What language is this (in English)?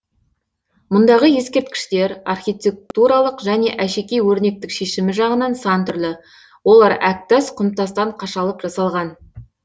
Kazakh